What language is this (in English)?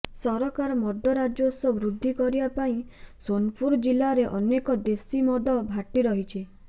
Odia